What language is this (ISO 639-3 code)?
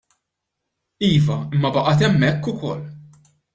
mlt